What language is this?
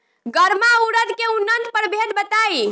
Bhojpuri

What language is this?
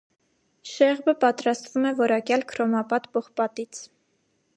Armenian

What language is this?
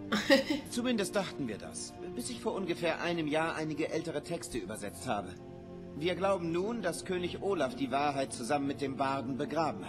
German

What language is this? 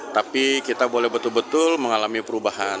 Indonesian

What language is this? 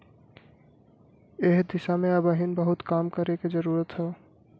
Bhojpuri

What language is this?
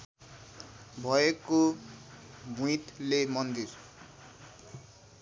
Nepali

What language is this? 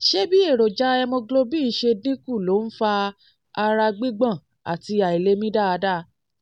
Yoruba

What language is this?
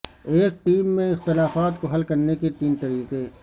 Urdu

